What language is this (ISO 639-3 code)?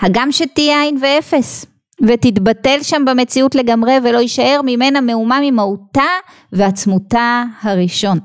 heb